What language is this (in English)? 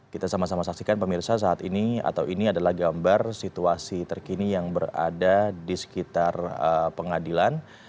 Indonesian